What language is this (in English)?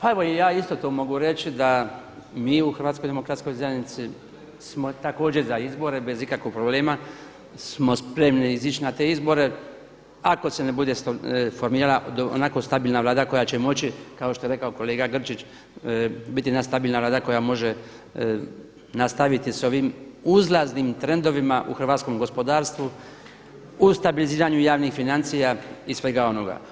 Croatian